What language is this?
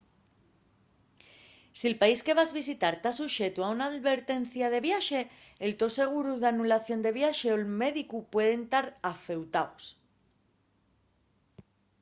Asturian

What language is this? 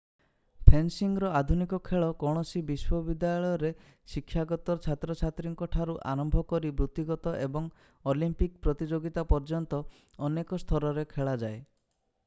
Odia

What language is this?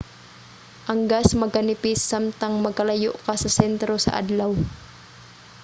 Cebuano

